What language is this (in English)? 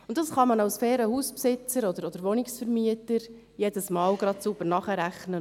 Swiss German